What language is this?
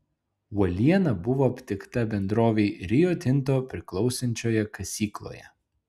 Lithuanian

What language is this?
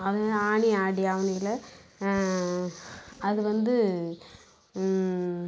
Tamil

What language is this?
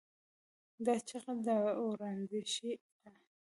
Pashto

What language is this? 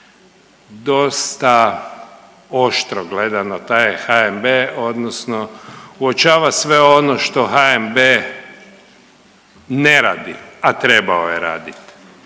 Croatian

